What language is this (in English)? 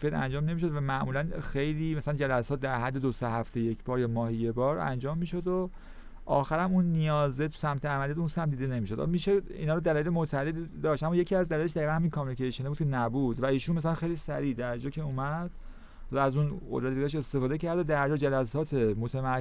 Persian